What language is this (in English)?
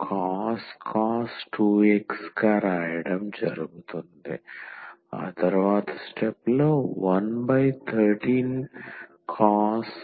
Telugu